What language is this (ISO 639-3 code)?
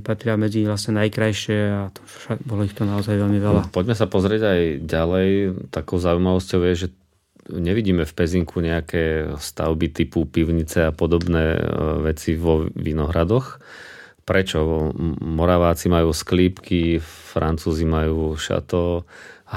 slk